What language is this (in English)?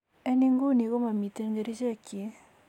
Kalenjin